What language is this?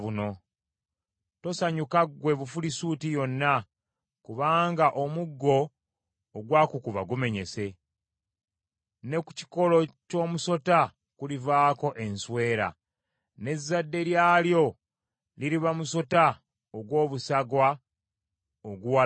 Ganda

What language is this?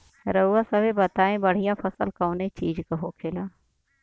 Bhojpuri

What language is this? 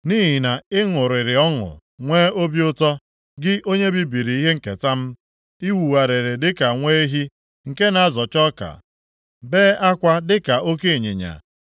Igbo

